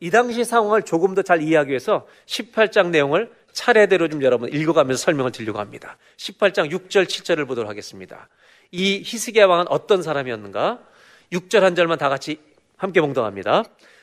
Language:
Korean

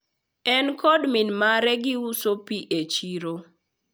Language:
Luo (Kenya and Tanzania)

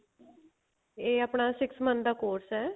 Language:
Punjabi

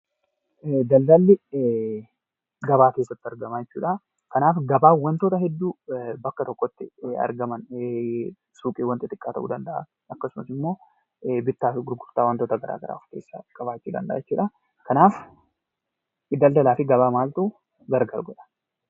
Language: Oromo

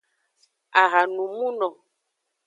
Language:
Aja (Benin)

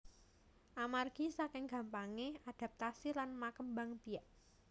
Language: Javanese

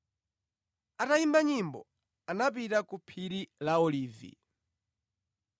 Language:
Nyanja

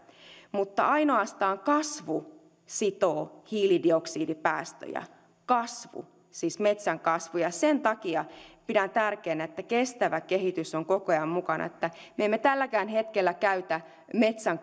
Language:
Finnish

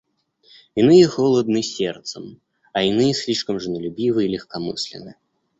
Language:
Russian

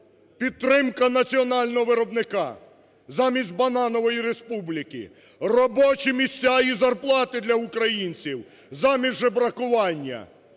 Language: Ukrainian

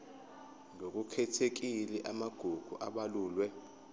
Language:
Zulu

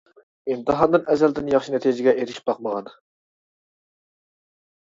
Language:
Uyghur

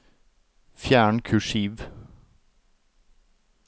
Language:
Norwegian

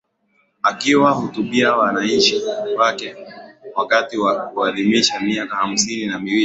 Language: Swahili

